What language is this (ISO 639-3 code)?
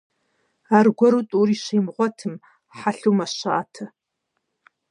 kbd